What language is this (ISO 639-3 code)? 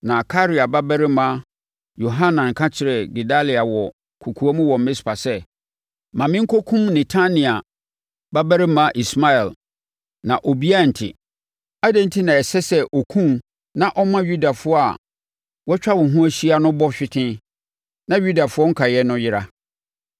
aka